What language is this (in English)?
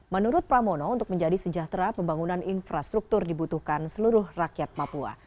Indonesian